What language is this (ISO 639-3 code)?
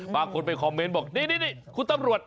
tha